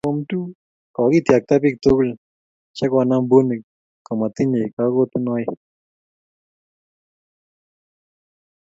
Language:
Kalenjin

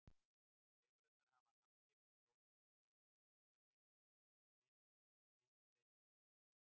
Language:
Icelandic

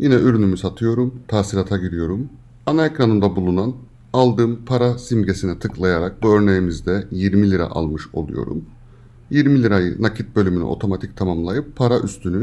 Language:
Turkish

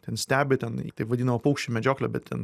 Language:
Lithuanian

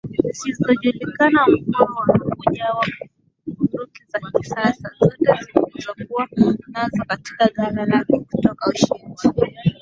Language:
Swahili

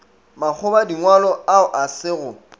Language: Northern Sotho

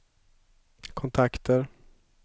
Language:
Swedish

